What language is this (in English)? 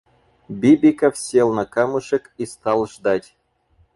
Russian